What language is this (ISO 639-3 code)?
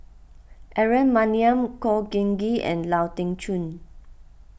eng